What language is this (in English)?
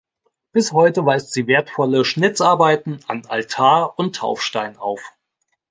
German